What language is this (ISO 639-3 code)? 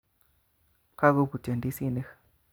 kln